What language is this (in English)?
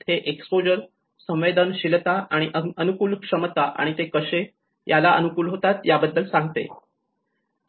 Marathi